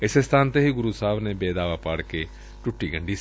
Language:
Punjabi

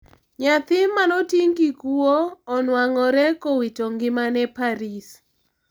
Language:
Luo (Kenya and Tanzania)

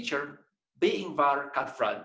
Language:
Indonesian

